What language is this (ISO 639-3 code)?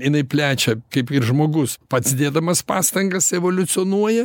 lit